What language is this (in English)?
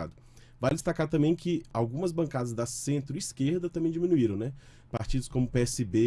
Portuguese